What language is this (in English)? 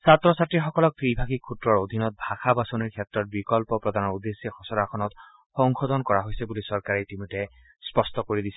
Assamese